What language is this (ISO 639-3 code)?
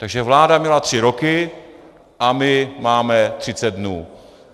ces